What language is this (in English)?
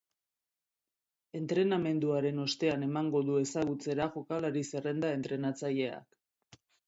Basque